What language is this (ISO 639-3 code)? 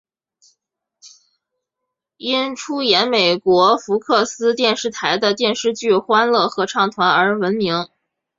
zho